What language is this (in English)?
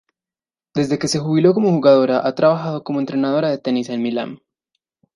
Spanish